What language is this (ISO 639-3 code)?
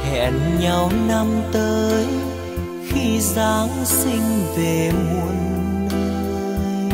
vie